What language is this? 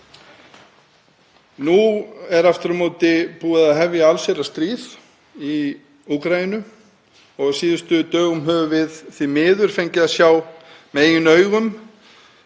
Icelandic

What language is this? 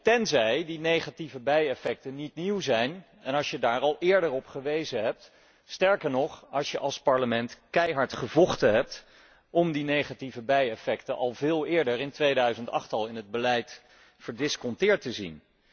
Dutch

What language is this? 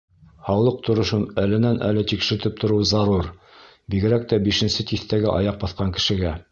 Bashkir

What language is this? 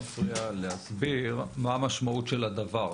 Hebrew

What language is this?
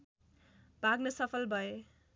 Nepali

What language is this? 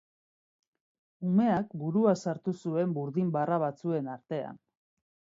Basque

